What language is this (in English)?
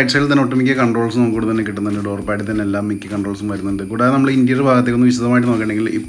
Hindi